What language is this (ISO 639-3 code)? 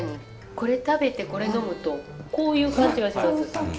jpn